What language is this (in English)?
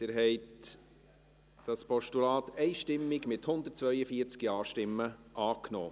Swiss German